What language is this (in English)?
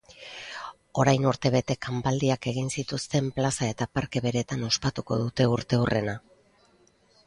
Basque